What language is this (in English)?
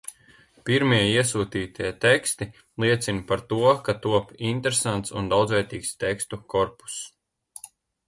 Latvian